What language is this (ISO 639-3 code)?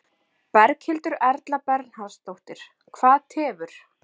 isl